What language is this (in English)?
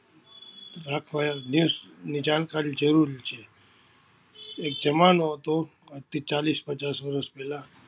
Gujarati